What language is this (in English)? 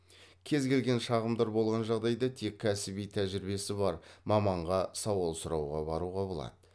Kazakh